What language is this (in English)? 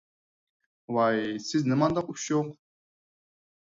Uyghur